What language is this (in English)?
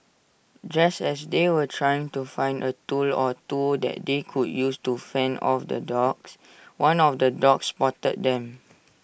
English